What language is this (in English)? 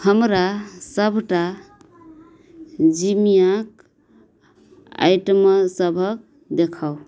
Maithili